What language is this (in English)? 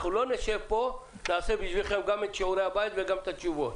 Hebrew